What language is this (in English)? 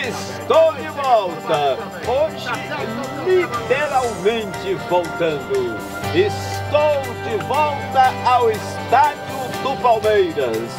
Portuguese